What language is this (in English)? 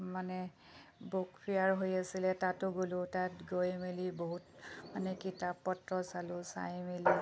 Assamese